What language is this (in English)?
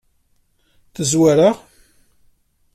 Kabyle